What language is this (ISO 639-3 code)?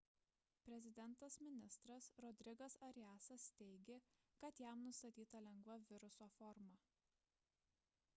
lit